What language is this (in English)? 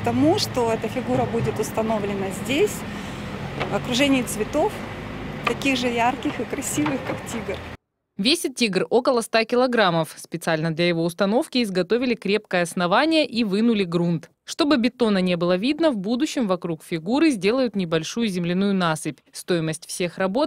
Russian